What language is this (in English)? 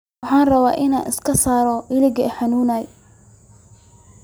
Somali